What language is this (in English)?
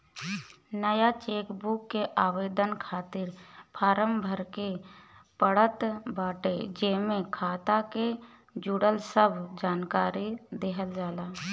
Bhojpuri